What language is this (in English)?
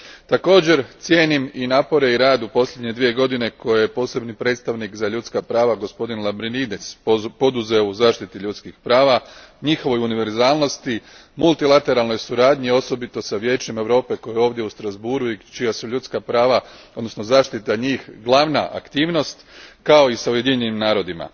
Croatian